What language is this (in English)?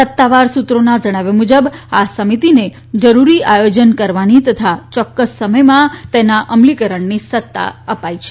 Gujarati